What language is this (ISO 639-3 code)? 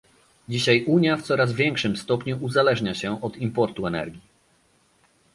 pol